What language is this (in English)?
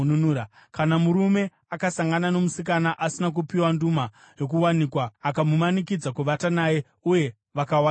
Shona